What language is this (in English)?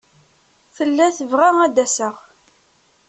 Kabyle